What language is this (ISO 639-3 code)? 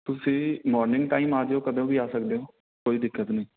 pan